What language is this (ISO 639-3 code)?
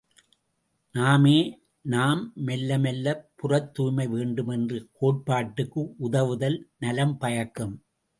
tam